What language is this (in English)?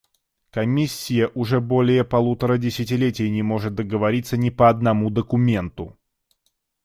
Russian